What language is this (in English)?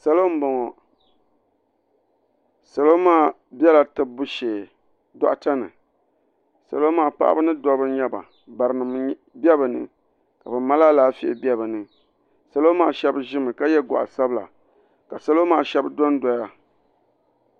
Dagbani